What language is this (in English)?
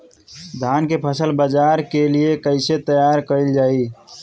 Bhojpuri